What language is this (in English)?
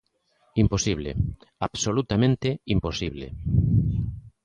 Galician